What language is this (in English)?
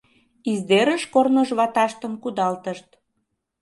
Mari